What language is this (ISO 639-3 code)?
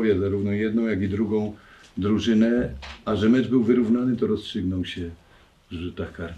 pol